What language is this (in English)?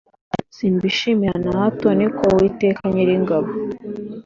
Kinyarwanda